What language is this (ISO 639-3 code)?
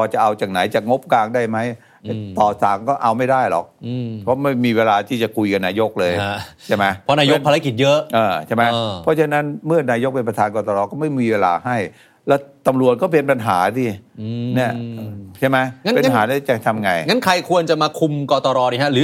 tha